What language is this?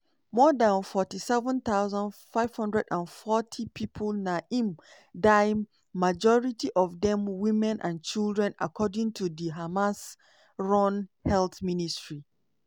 Nigerian Pidgin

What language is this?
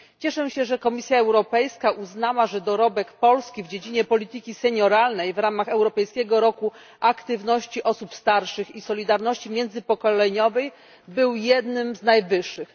Polish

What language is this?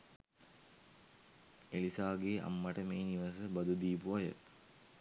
Sinhala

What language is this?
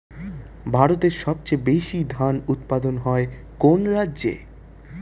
Bangla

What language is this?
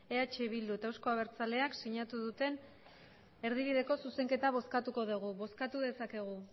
Basque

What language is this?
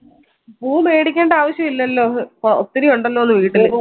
Malayalam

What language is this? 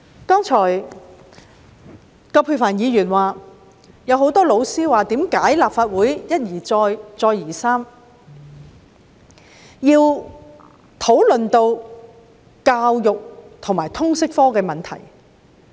Cantonese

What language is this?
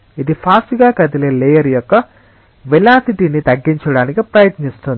Telugu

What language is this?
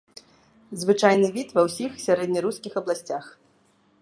Belarusian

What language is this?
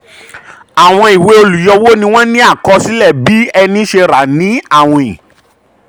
Yoruba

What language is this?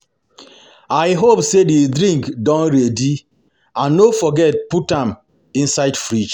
Nigerian Pidgin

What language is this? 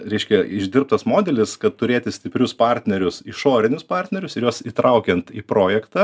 Lithuanian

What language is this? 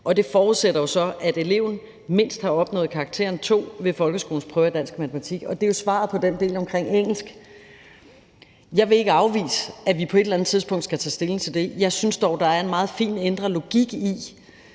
Danish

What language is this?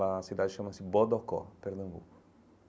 Portuguese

